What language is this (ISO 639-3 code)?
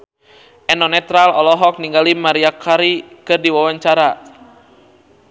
sun